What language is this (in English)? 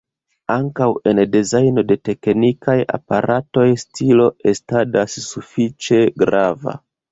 Esperanto